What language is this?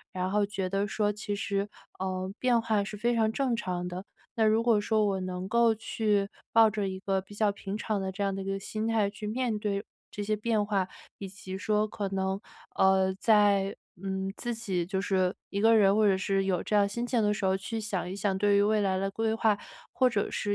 Chinese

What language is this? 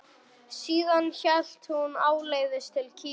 Icelandic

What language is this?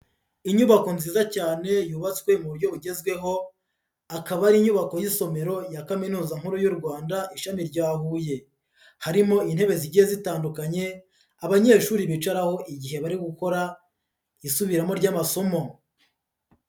Kinyarwanda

